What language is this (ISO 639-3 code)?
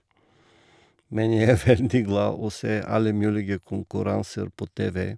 nor